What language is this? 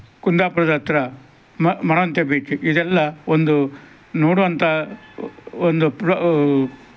Kannada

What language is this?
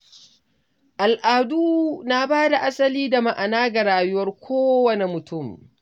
Hausa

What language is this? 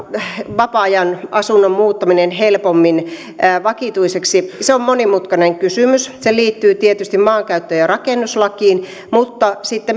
Finnish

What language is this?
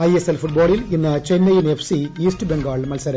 Malayalam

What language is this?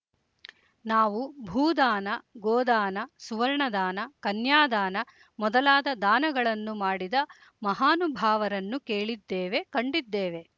Kannada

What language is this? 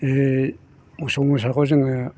Bodo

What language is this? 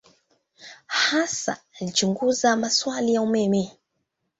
Swahili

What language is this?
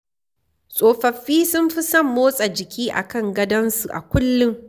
Hausa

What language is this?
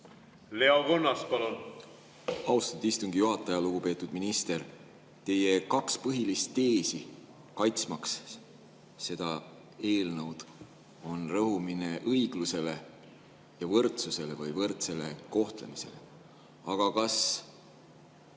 Estonian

